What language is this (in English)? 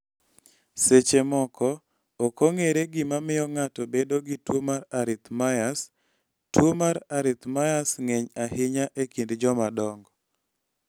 Luo (Kenya and Tanzania)